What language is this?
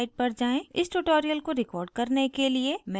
Hindi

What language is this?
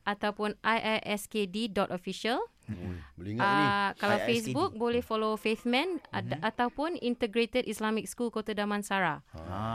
Malay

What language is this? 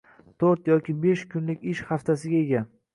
Uzbek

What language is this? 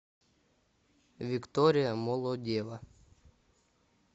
Russian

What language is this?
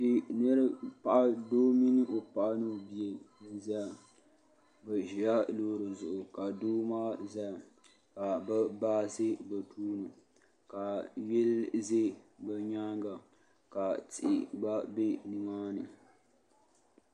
Dagbani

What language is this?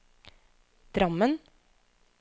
Norwegian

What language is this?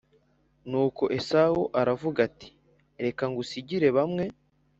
Kinyarwanda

